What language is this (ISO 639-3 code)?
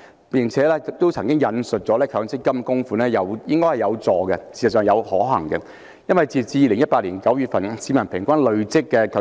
yue